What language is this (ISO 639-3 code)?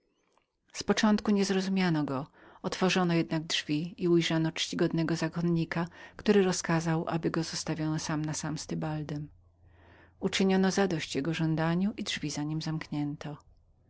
pol